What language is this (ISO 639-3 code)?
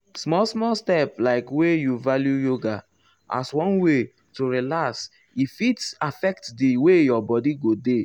pcm